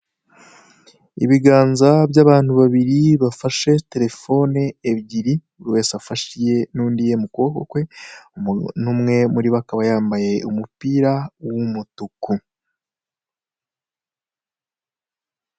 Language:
Kinyarwanda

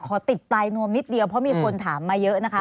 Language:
Thai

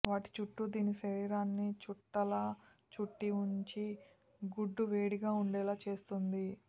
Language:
Telugu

